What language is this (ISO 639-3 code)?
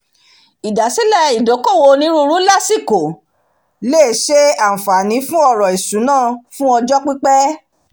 yor